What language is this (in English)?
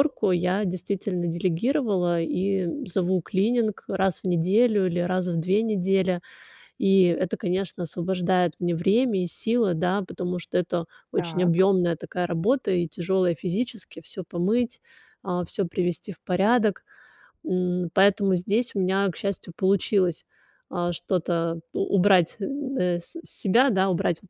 Russian